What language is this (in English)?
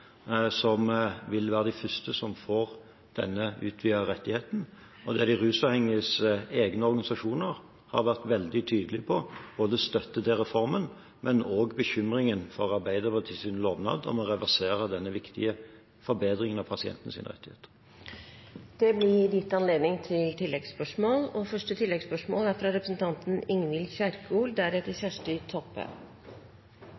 Norwegian